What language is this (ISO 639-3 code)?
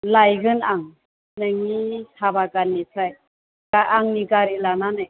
brx